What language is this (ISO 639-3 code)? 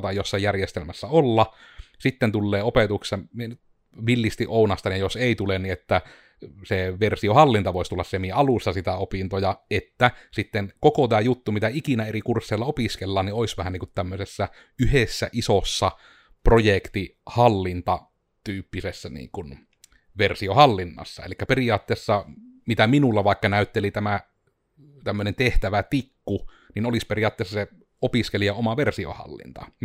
fin